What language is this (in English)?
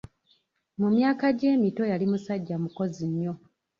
Ganda